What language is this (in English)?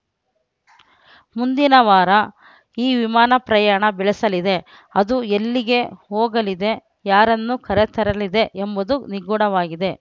Kannada